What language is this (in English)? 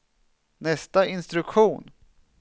Swedish